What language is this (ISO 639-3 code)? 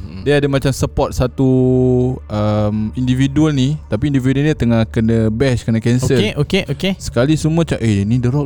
msa